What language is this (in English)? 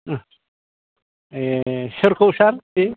Bodo